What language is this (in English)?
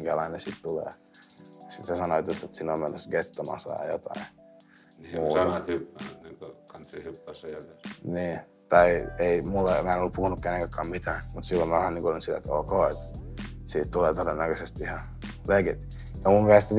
Finnish